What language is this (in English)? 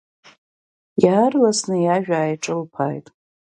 Abkhazian